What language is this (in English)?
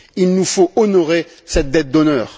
French